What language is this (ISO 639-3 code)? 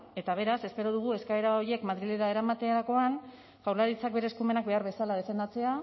eus